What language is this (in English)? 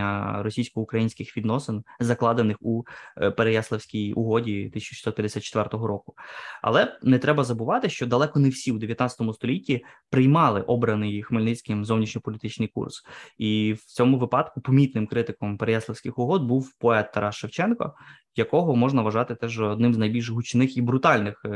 Ukrainian